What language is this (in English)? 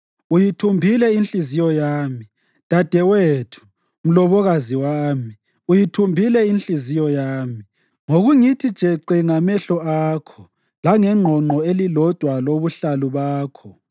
North Ndebele